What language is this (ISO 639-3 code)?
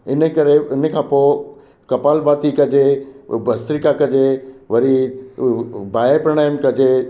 snd